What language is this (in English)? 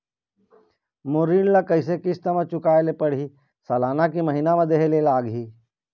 Chhattisgarhi